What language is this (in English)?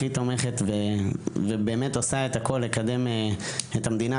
Hebrew